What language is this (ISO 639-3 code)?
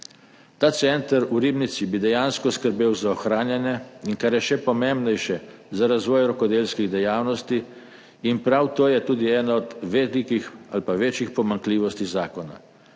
slv